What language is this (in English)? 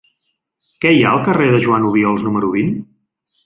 Catalan